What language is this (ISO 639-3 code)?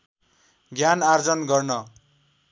nep